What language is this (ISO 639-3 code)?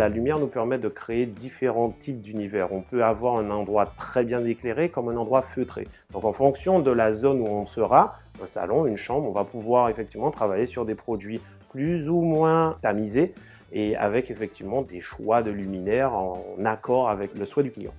fra